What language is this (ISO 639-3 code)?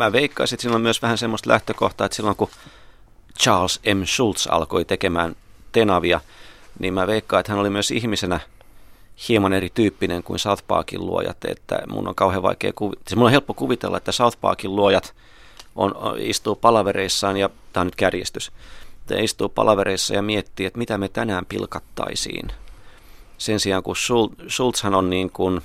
fin